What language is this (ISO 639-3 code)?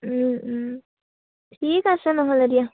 asm